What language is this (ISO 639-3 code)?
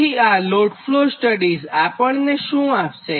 guj